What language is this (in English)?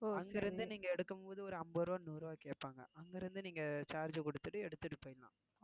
Tamil